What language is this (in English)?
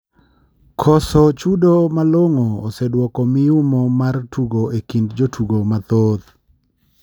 Luo (Kenya and Tanzania)